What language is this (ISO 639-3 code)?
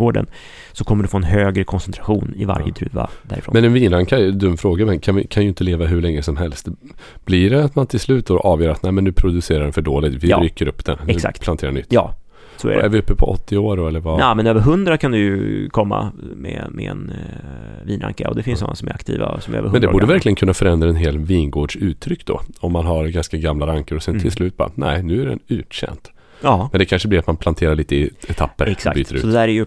swe